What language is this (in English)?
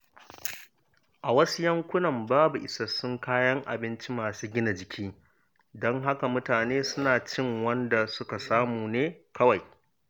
Hausa